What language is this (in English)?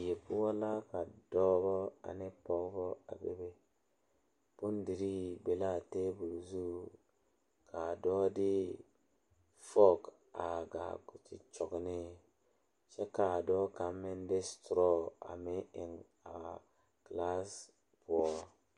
Southern Dagaare